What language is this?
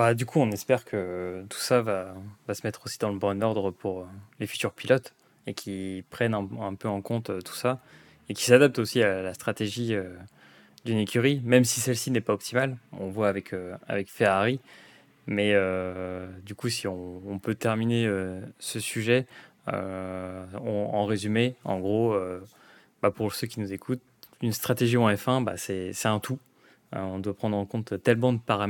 French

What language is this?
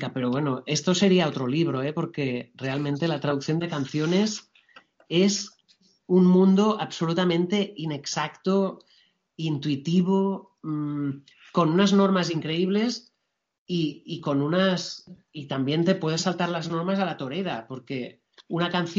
Spanish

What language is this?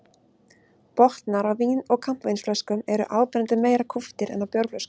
Icelandic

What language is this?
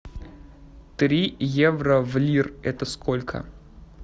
Russian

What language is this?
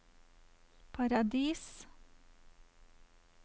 Norwegian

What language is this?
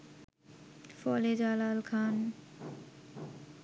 Bangla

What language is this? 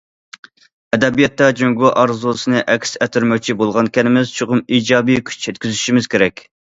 Uyghur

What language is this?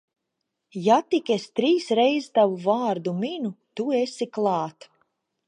Latvian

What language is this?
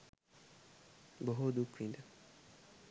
Sinhala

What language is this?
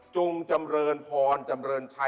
Thai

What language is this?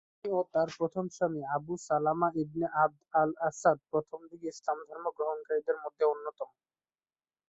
Bangla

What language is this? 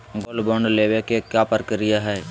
Magahi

